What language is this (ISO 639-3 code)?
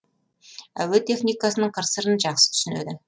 kaz